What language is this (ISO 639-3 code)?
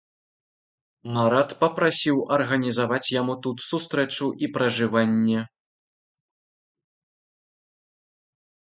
bel